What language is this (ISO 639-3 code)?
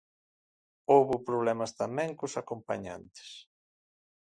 glg